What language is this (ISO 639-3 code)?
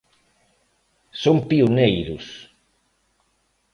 glg